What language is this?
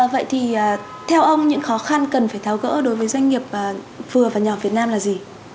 Vietnamese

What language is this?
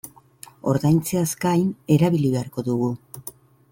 Basque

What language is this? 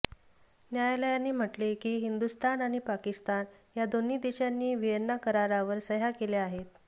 Marathi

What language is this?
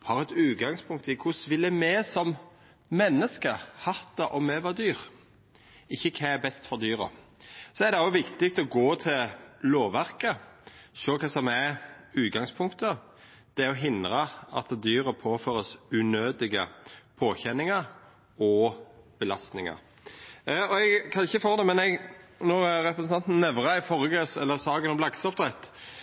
Norwegian Nynorsk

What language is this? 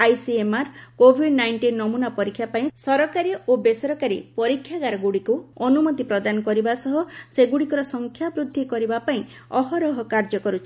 Odia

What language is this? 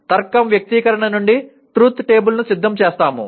Telugu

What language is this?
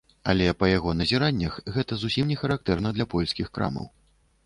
Belarusian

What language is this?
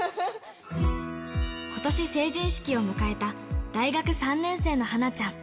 Japanese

